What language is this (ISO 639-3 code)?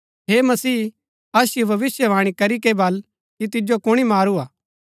gbk